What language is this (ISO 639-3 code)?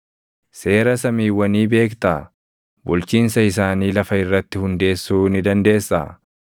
orm